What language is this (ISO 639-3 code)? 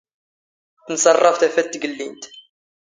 zgh